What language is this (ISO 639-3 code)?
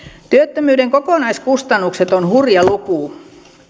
fin